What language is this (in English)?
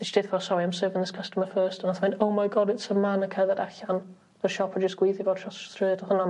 Welsh